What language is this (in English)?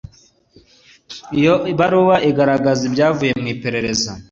Kinyarwanda